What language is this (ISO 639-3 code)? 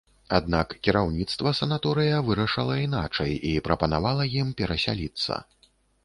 bel